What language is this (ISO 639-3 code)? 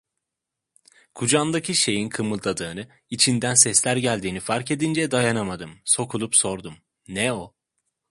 tur